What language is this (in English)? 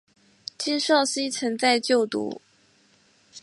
Chinese